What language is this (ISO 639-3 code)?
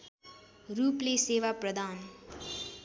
nep